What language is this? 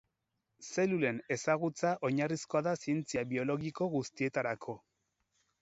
Basque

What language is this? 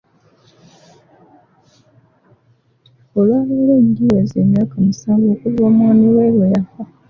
Ganda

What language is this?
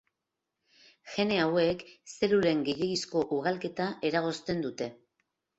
Basque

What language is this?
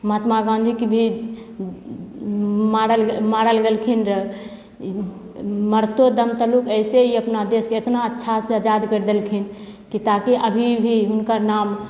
Maithili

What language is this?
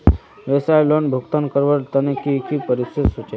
Magahi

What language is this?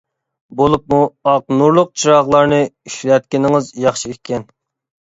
Uyghur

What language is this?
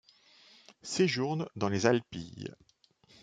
French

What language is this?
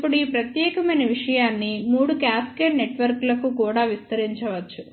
Telugu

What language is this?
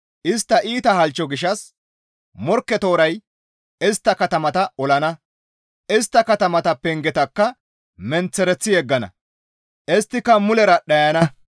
Gamo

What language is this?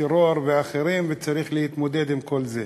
Hebrew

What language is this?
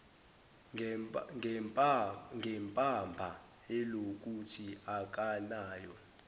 Zulu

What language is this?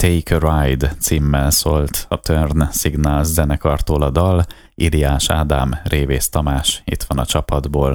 Hungarian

